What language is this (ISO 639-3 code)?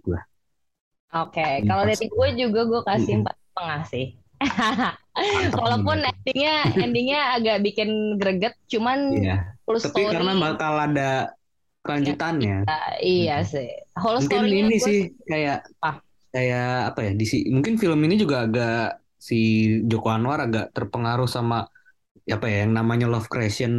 ind